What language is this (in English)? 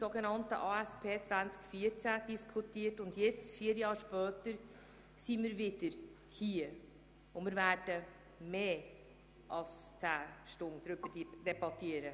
Swiss German